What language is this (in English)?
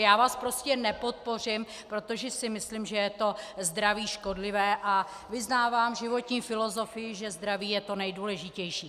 Czech